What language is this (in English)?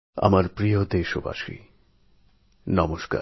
Bangla